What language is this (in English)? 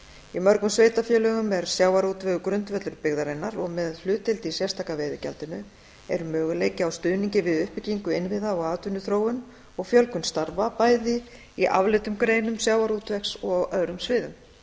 Icelandic